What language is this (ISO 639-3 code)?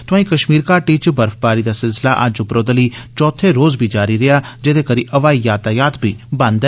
doi